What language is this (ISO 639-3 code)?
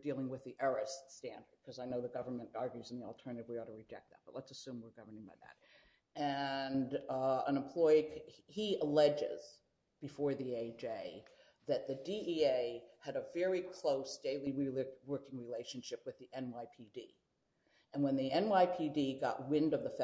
eng